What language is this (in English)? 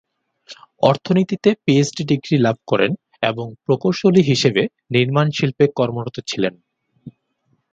Bangla